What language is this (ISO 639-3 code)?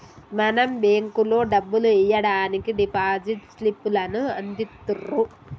tel